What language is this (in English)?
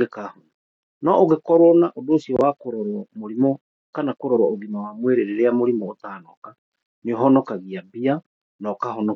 Kikuyu